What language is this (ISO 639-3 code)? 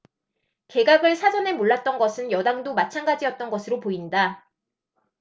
kor